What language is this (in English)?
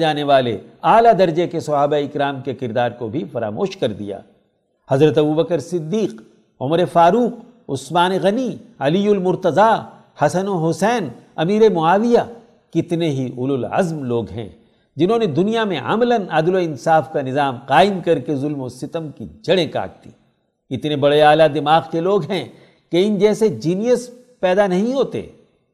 Urdu